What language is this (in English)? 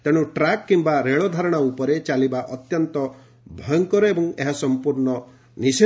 Odia